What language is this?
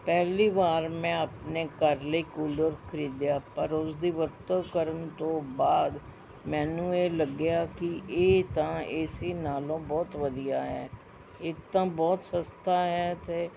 Punjabi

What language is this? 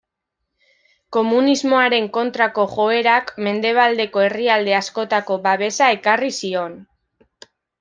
Basque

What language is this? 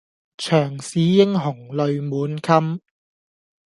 Cantonese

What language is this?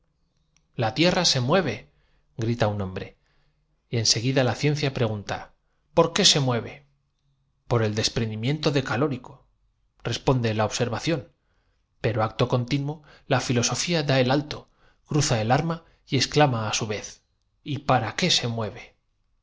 Spanish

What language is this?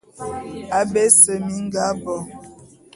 Bulu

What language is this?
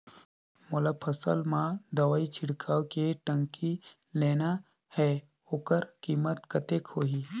Chhattisgarhi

